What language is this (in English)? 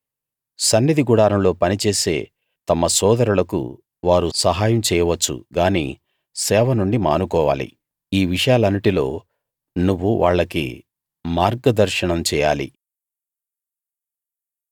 Telugu